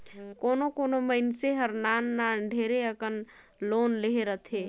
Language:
Chhattisgarhi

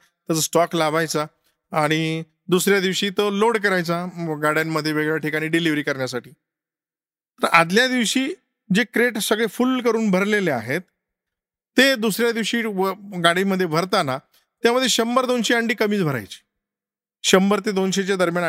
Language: Marathi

